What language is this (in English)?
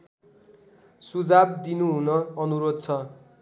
Nepali